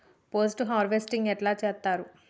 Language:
Telugu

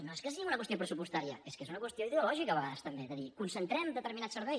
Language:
Catalan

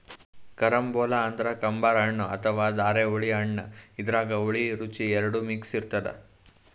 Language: Kannada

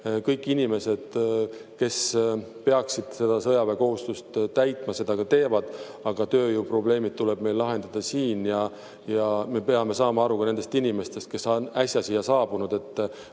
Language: Estonian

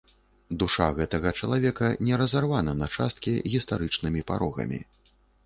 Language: Belarusian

